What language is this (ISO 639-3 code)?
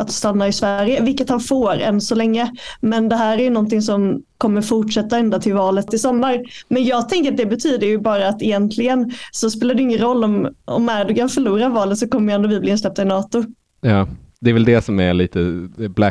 swe